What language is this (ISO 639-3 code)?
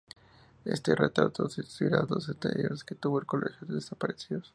spa